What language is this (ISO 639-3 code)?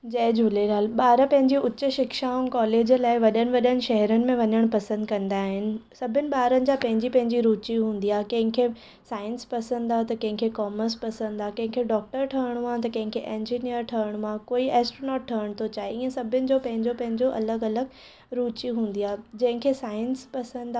snd